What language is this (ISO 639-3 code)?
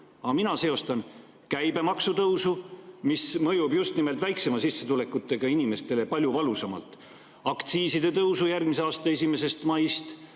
est